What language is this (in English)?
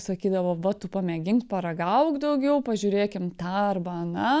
Lithuanian